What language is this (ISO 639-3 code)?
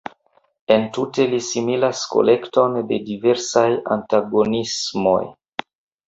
epo